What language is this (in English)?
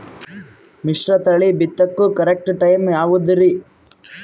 Kannada